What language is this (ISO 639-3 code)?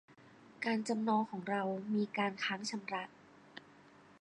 tha